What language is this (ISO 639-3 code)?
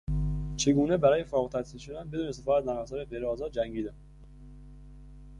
fas